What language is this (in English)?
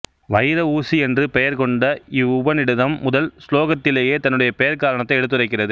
Tamil